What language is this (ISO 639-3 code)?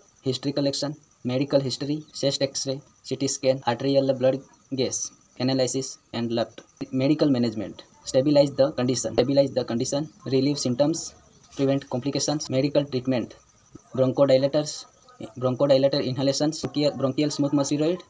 hin